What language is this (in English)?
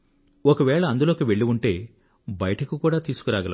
Telugu